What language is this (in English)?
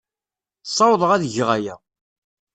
Kabyle